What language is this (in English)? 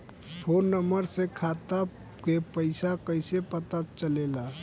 Bhojpuri